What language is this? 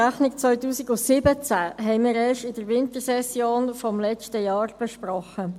Swiss German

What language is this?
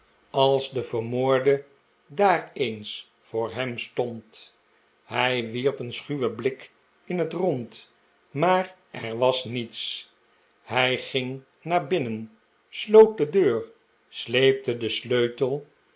Dutch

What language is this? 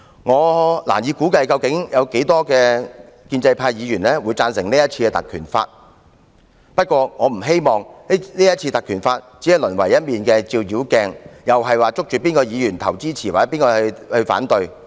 Cantonese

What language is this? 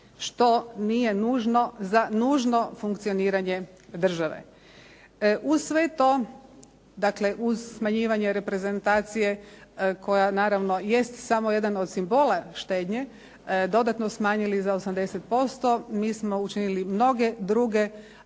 Croatian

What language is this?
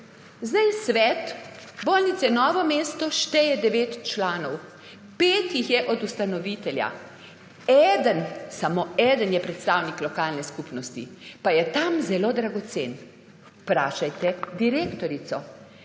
Slovenian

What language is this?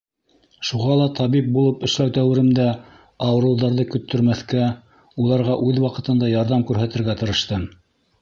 Bashkir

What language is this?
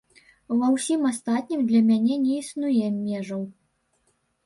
Belarusian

